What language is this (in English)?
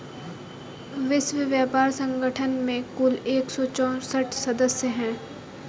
Hindi